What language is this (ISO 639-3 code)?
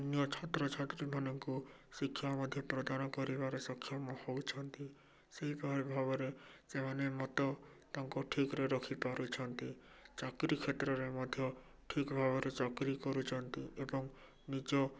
ori